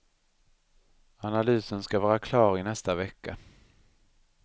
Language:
Swedish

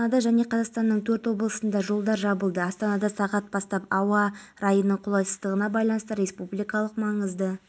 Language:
Kazakh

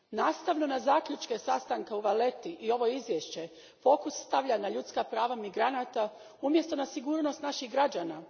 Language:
Croatian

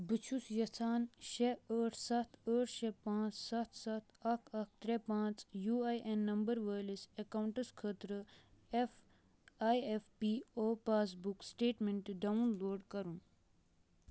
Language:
Kashmiri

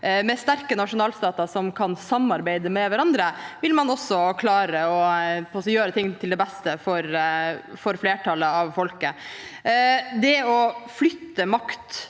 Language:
Norwegian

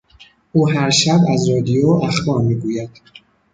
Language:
Persian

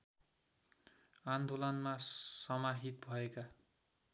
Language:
Nepali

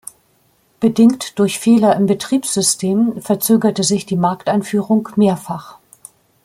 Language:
German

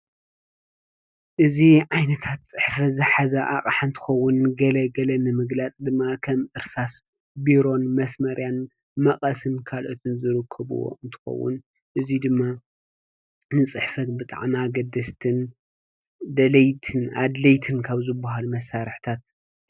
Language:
Tigrinya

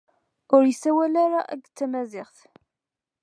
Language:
Kabyle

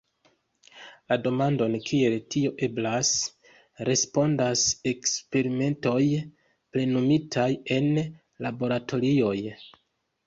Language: Esperanto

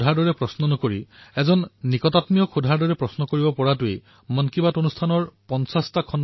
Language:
Assamese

